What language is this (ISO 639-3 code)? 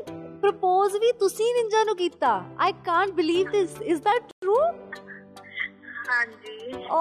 pan